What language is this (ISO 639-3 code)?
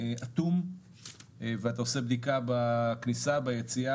heb